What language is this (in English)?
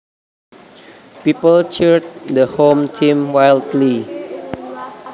Javanese